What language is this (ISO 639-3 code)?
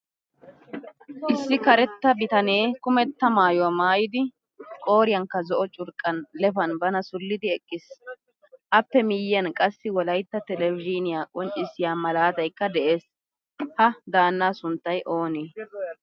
wal